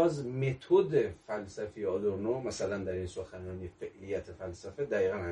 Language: Persian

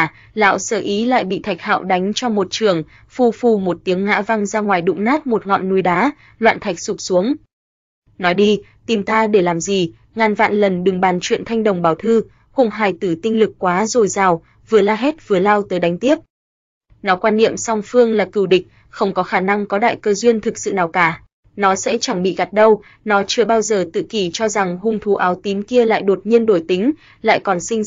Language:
Vietnamese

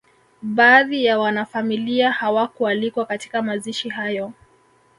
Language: Swahili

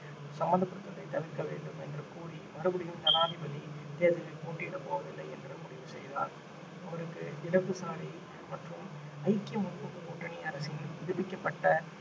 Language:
Tamil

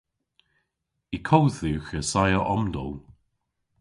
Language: Cornish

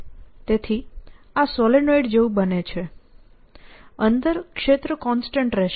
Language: Gujarati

